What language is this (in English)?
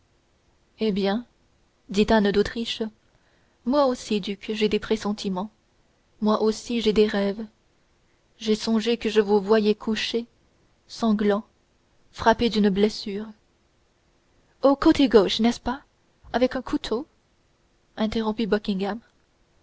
French